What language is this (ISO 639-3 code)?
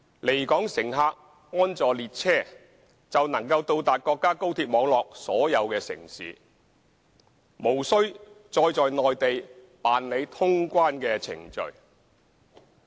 yue